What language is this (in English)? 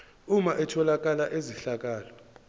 Zulu